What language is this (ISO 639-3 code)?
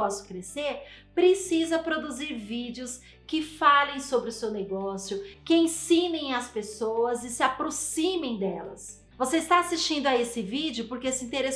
por